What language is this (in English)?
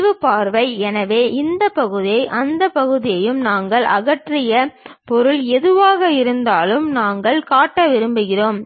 Tamil